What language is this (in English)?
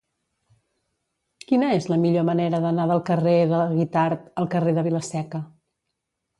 Catalan